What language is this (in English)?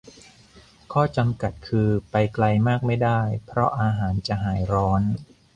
Thai